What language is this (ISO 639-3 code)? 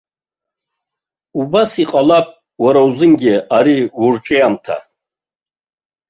abk